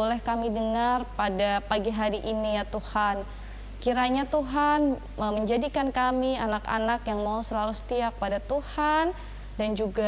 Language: Indonesian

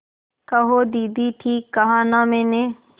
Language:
Hindi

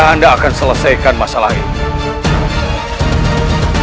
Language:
Indonesian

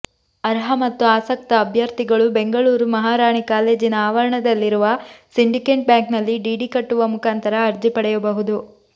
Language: Kannada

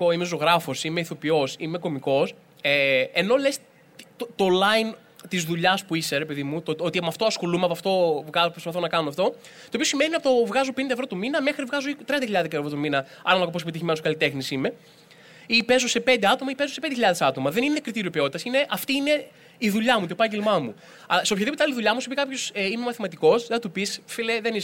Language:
Greek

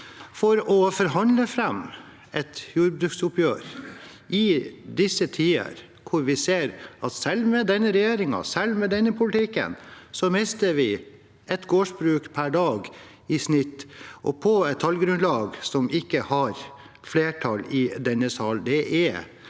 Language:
Norwegian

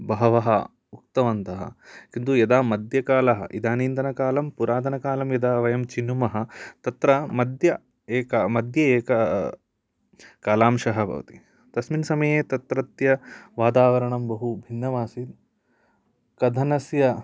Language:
Sanskrit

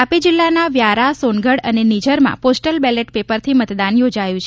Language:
Gujarati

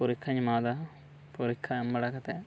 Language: Santali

